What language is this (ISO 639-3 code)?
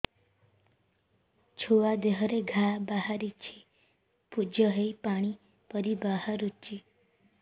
ori